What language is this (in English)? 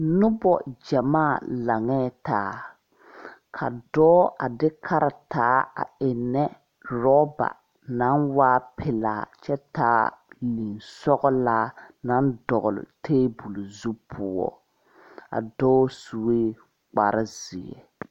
Southern Dagaare